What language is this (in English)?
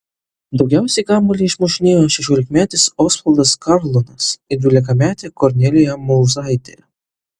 Lithuanian